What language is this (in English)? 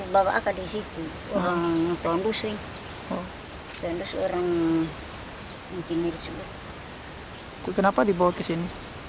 Indonesian